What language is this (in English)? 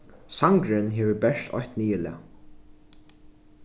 Faroese